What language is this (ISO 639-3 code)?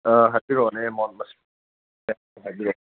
mni